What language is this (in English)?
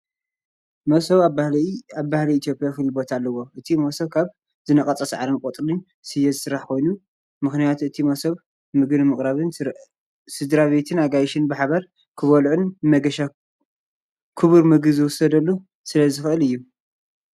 Tigrinya